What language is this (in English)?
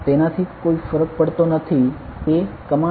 Gujarati